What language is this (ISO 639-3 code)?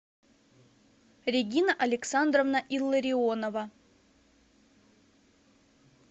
rus